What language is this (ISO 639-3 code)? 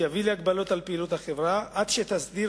heb